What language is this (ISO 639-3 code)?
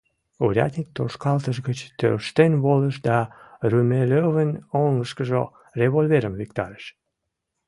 chm